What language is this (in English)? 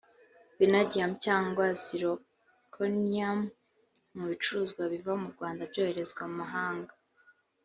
Kinyarwanda